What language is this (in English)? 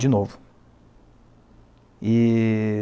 Portuguese